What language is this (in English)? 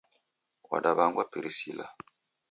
Taita